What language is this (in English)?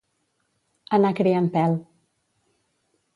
Catalan